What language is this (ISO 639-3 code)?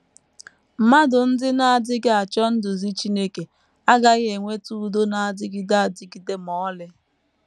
ibo